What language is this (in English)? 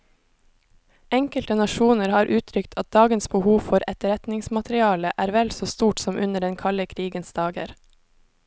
Norwegian